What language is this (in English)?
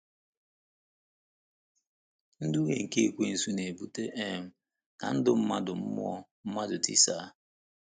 Igbo